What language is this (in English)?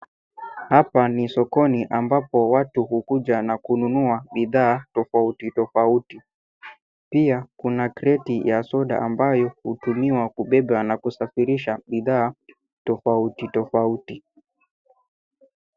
Swahili